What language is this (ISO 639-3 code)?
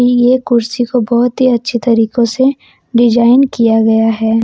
hin